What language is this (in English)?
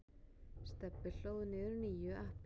Icelandic